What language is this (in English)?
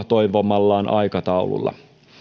Finnish